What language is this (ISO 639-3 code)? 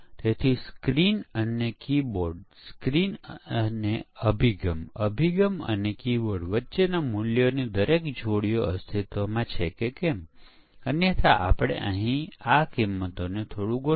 guj